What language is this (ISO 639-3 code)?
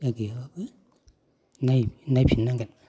brx